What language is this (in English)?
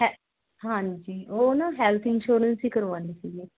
Punjabi